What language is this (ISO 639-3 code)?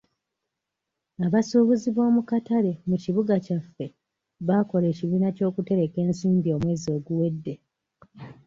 lug